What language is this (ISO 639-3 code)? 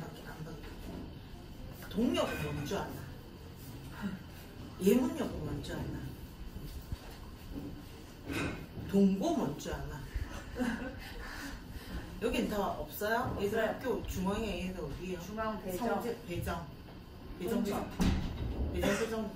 kor